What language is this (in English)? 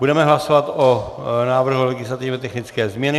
Czech